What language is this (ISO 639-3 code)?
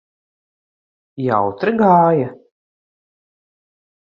lav